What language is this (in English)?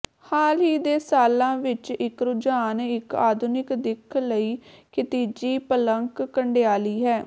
Punjabi